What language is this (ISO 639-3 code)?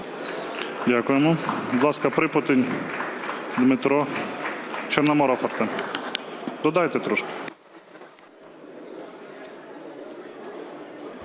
ukr